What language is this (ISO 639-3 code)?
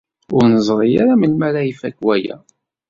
kab